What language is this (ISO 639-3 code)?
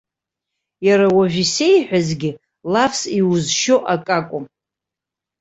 abk